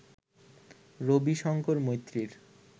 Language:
Bangla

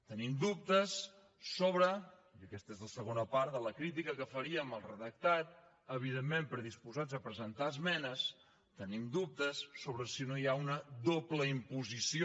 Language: Catalan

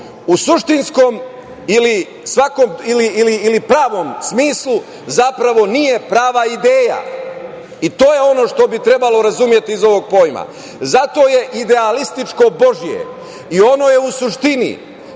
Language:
Serbian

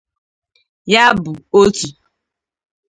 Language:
Igbo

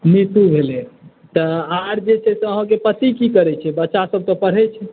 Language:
Maithili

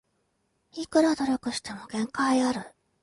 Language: Japanese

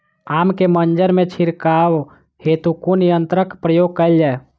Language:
Maithili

